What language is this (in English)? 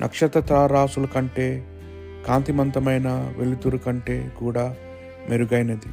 Telugu